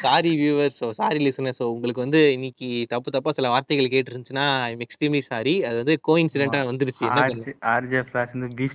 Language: Tamil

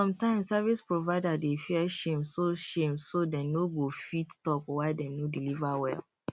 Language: Nigerian Pidgin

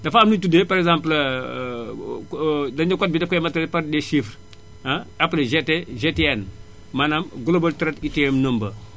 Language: Wolof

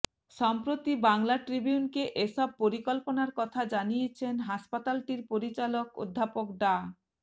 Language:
Bangla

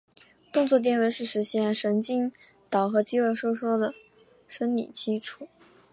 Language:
Chinese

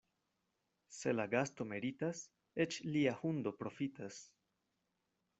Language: Esperanto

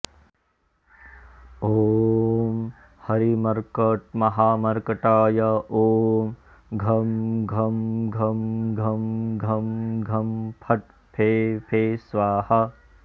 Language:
Sanskrit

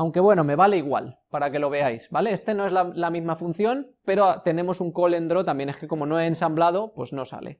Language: Spanish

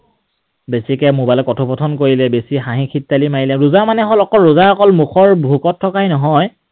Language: Assamese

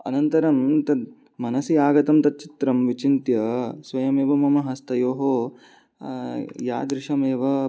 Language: Sanskrit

